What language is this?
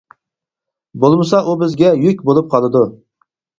Uyghur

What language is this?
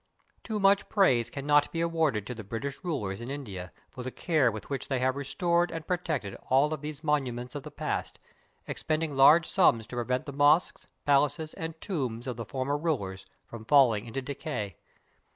English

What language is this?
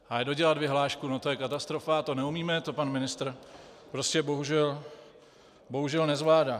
Czech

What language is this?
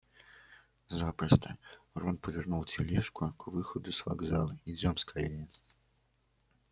Russian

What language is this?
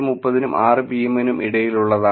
Malayalam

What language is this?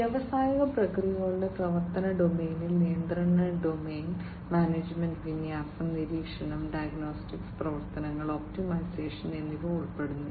Malayalam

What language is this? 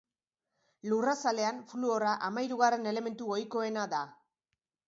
Basque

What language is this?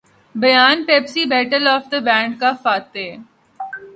Urdu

